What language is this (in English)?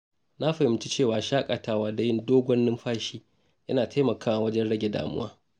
Hausa